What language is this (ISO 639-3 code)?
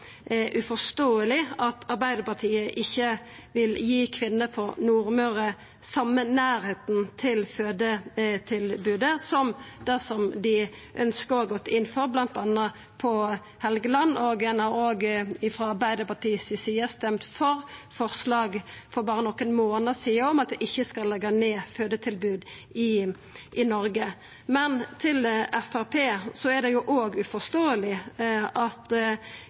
nno